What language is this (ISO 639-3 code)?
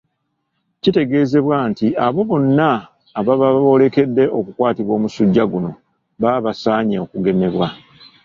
lug